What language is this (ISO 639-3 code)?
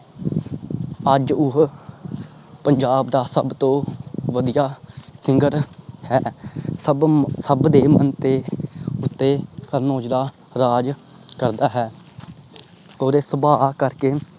pan